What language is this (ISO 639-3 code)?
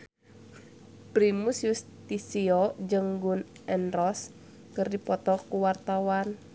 sun